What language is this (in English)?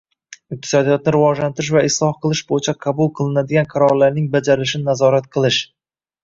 Uzbek